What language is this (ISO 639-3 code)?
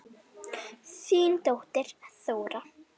isl